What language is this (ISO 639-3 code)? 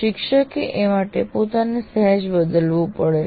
guj